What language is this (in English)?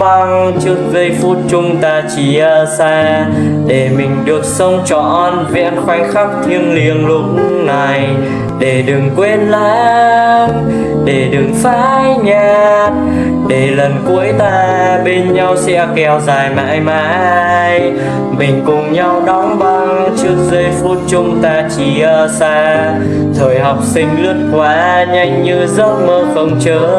Vietnamese